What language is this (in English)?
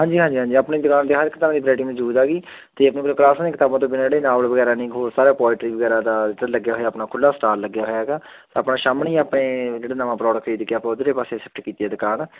Punjabi